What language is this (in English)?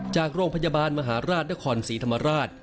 Thai